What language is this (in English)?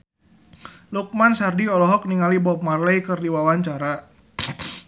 Sundanese